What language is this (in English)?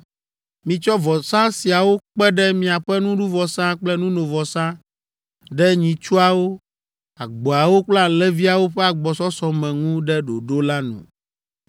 Ewe